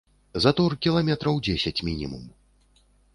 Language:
Belarusian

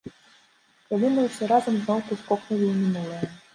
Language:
Belarusian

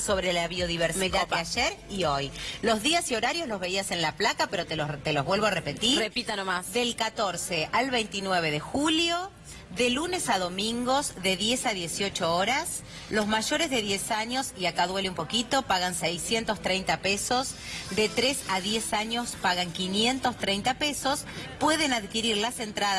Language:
Spanish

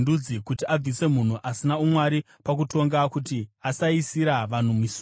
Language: Shona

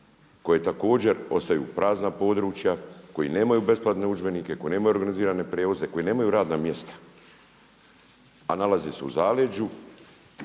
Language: Croatian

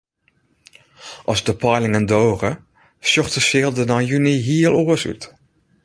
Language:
Western Frisian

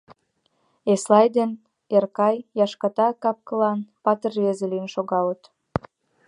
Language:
Mari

